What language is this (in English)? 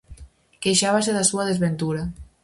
Galician